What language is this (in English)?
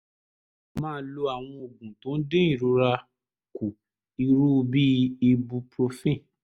Yoruba